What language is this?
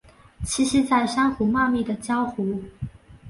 Chinese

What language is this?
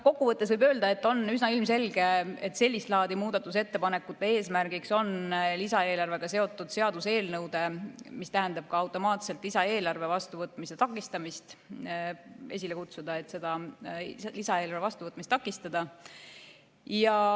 Estonian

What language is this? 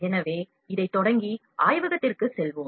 Tamil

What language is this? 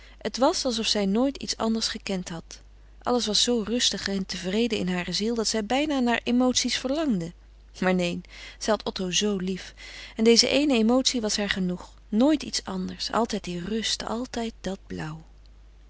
Dutch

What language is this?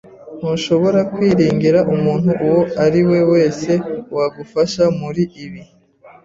Kinyarwanda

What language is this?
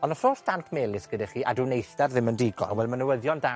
Welsh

